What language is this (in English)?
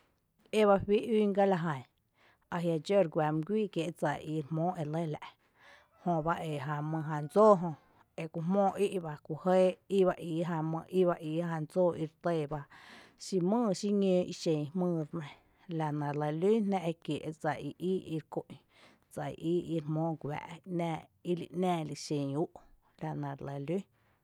Tepinapa Chinantec